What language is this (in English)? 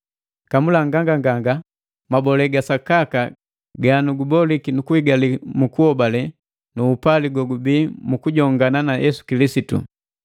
Matengo